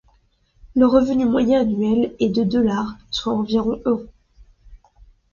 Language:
French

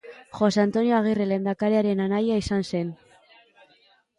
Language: Basque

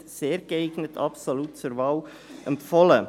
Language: Swiss German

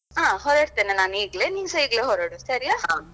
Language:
Kannada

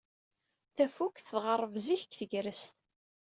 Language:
Kabyle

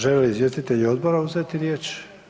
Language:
Croatian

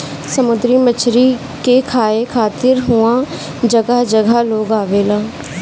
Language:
Bhojpuri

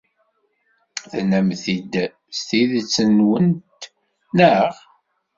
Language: Kabyle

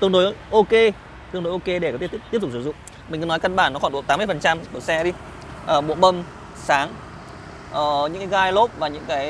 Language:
Vietnamese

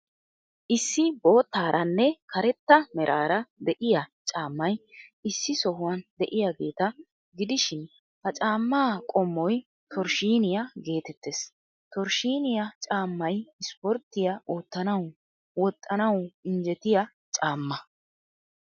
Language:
Wolaytta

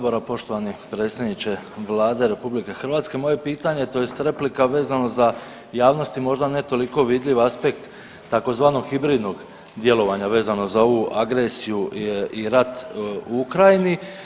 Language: Croatian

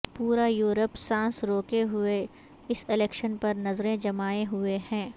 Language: Urdu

